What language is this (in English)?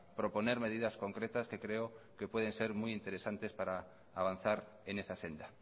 Spanish